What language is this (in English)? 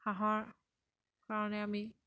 Assamese